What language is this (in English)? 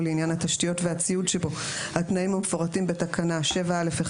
Hebrew